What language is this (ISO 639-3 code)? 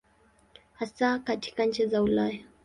swa